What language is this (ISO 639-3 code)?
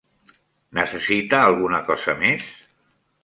cat